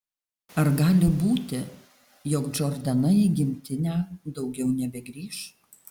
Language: Lithuanian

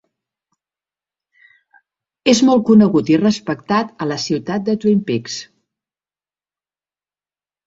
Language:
Catalan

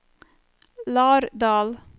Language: Norwegian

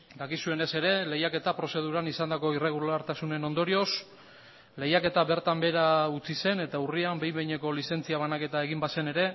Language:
Basque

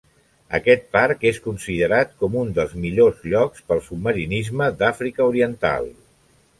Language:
Catalan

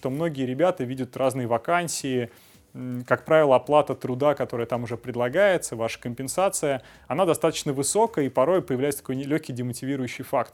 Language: Russian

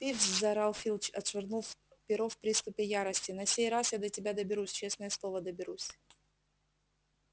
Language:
Russian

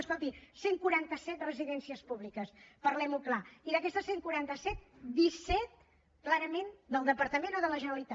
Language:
Catalan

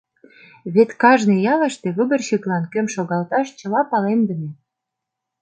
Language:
Mari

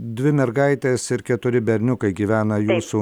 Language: Lithuanian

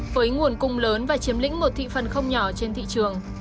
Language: Vietnamese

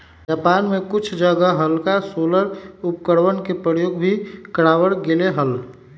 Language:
Magahi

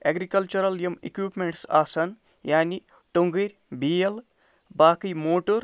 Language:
Kashmiri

